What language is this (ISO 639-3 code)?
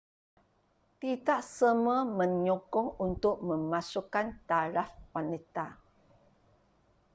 msa